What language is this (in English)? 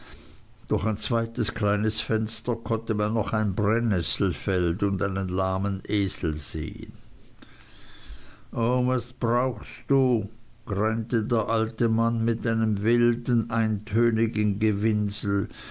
German